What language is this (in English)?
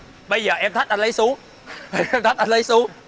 Vietnamese